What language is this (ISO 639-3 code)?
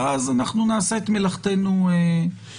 heb